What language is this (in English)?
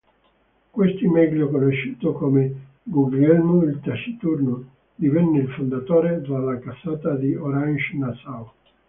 Italian